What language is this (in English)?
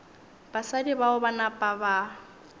Northern Sotho